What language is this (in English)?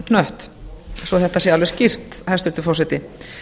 Icelandic